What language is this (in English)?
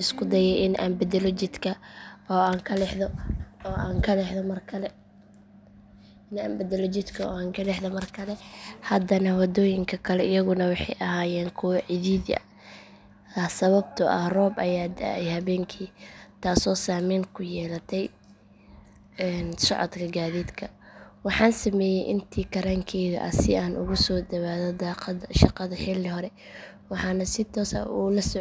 Somali